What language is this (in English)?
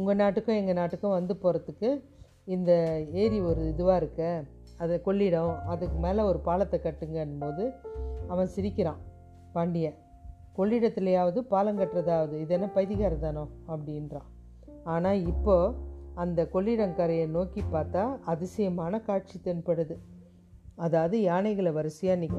Tamil